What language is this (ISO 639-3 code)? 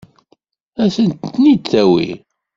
kab